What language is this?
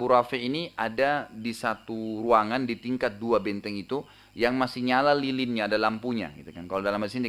Indonesian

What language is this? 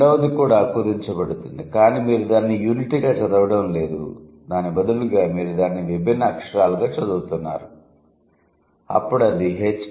Telugu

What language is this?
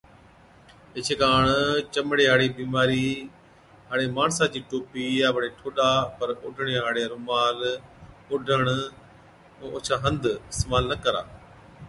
Od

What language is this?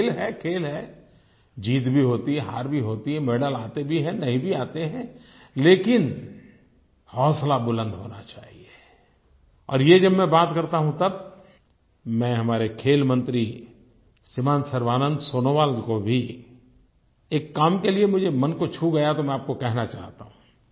Hindi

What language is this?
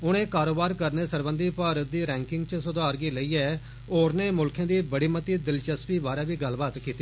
Dogri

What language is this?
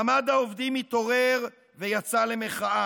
Hebrew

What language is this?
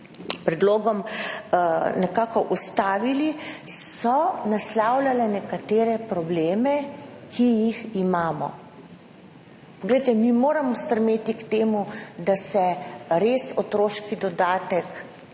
Slovenian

